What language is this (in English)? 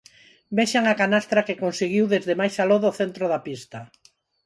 Galician